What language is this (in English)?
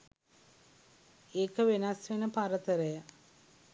Sinhala